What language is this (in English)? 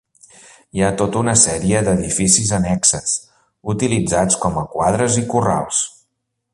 Catalan